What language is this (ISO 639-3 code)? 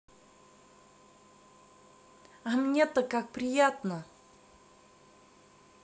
rus